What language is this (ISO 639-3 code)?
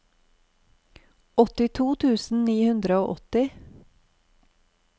nor